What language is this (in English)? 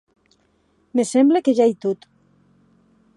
Occitan